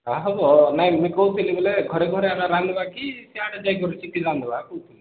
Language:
Odia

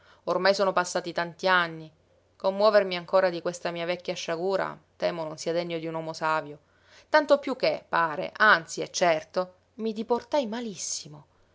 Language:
Italian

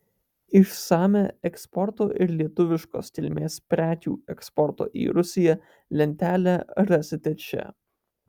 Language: Lithuanian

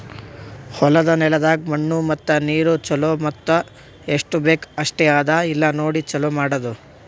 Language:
Kannada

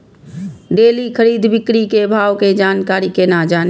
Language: Maithili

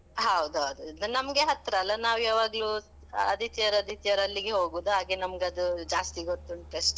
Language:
Kannada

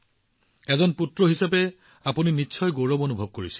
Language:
Assamese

